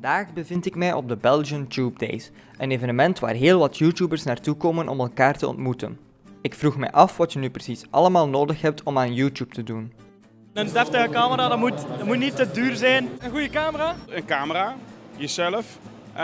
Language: Dutch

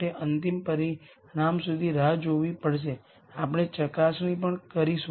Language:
Gujarati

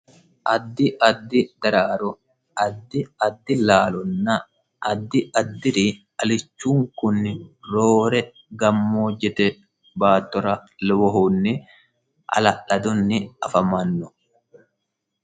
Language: Sidamo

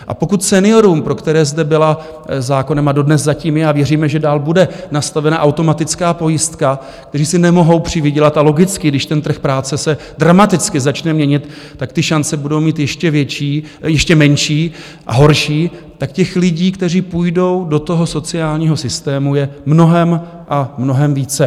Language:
Czech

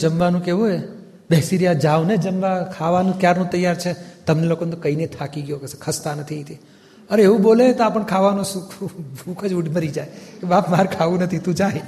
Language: Gujarati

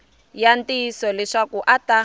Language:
Tsonga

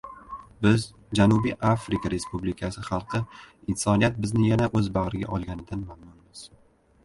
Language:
Uzbek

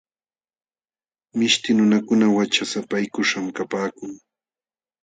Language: Jauja Wanca Quechua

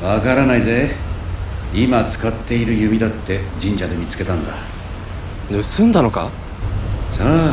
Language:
Japanese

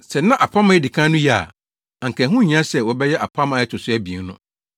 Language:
Akan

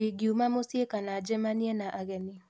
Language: Kikuyu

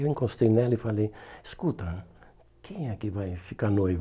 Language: Portuguese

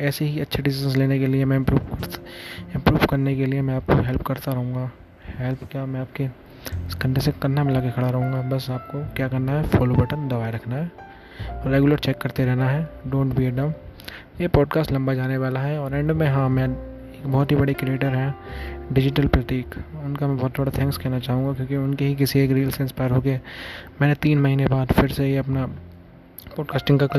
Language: Hindi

